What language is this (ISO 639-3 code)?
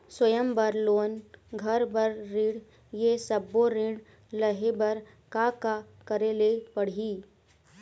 hne